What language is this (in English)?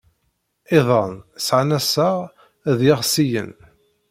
Kabyle